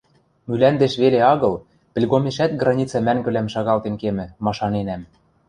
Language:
Western Mari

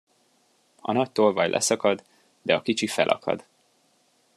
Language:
Hungarian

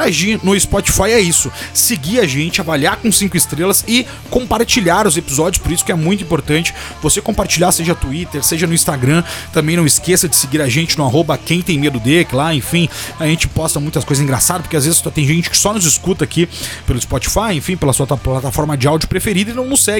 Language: Portuguese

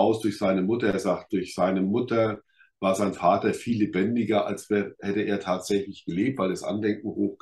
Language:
German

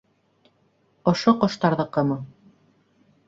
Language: Bashkir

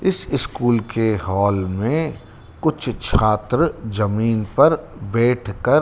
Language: Hindi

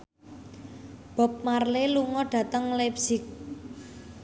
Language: Javanese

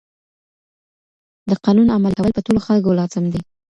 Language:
Pashto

